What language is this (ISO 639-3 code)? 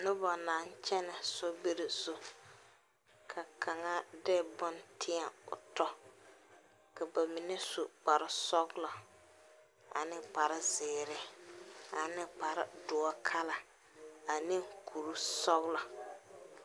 dga